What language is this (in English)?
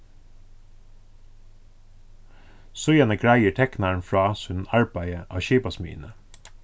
Faroese